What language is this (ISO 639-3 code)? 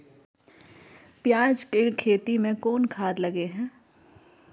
mai